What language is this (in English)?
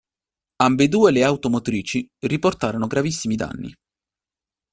Italian